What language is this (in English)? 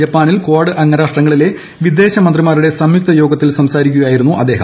Malayalam